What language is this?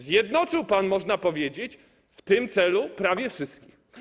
Polish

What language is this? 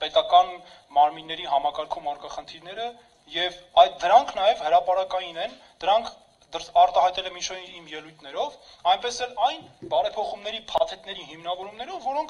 Romanian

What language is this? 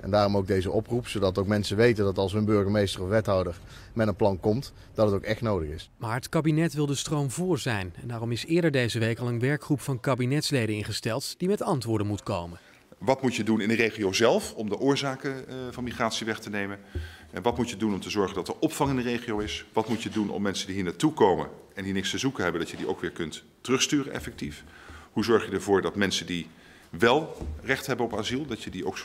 Dutch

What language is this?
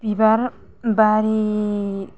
Bodo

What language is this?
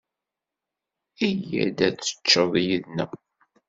Kabyle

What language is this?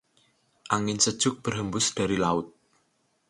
Indonesian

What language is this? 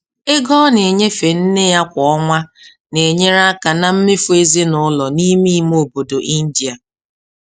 Igbo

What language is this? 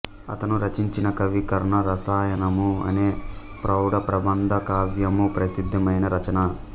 Telugu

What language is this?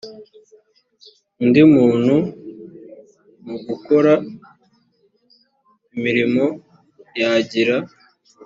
Kinyarwanda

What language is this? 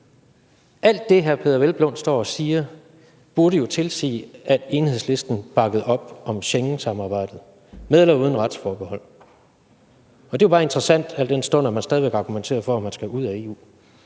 Danish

